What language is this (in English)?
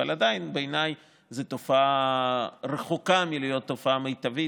Hebrew